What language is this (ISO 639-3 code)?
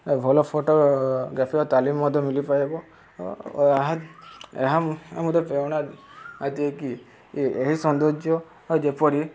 ori